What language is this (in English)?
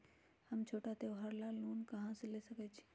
Magahi